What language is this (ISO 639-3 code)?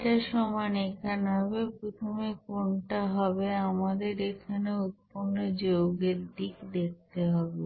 ben